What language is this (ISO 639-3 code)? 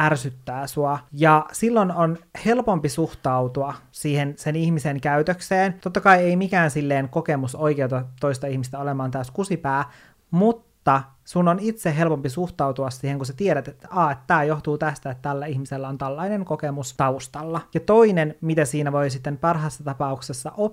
fin